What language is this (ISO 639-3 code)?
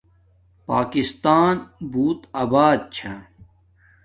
dmk